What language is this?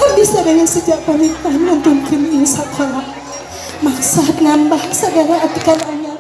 Indonesian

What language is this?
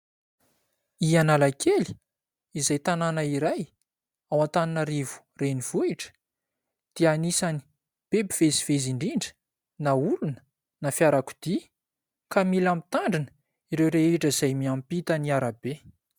Malagasy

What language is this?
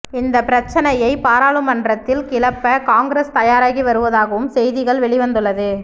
Tamil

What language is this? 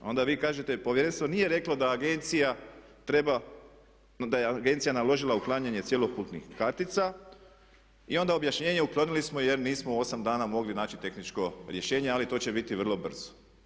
Croatian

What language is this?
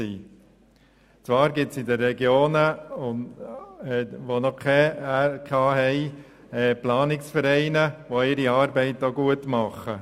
Swiss German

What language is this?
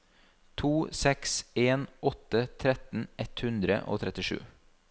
Norwegian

